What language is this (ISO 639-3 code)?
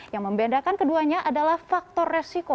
ind